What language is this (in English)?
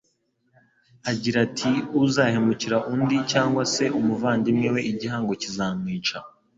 Kinyarwanda